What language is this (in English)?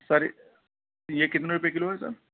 Urdu